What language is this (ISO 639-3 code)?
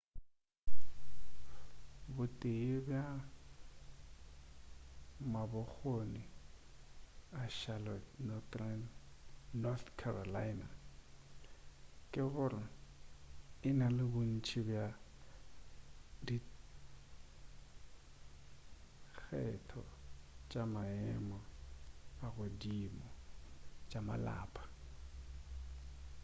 nso